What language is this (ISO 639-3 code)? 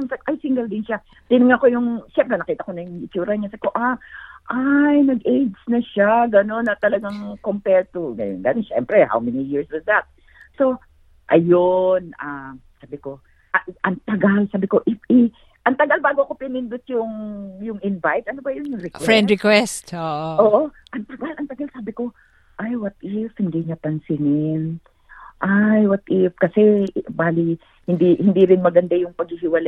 fil